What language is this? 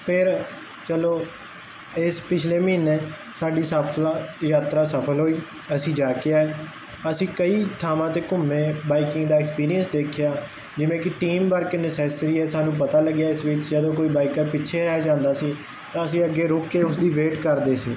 Punjabi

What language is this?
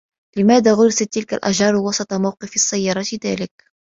Arabic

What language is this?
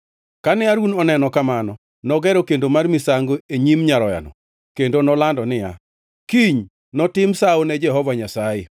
Luo (Kenya and Tanzania)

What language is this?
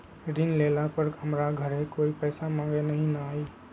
Magahi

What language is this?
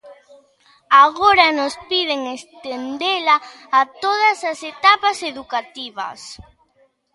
Galician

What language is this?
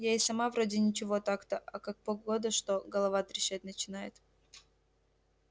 Russian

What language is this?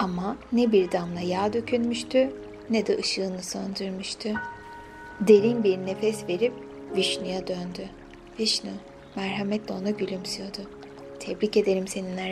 Turkish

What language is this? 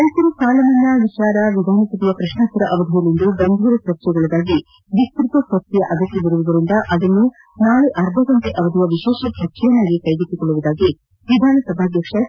Kannada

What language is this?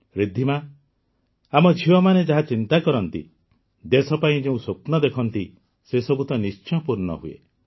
Odia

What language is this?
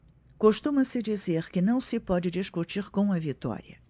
Portuguese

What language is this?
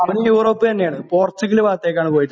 Malayalam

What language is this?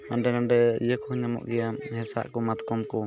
Santali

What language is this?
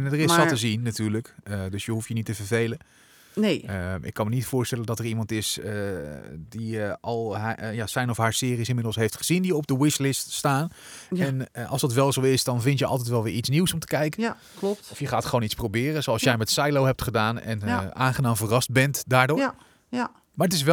Dutch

